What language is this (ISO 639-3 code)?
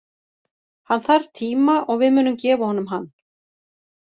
isl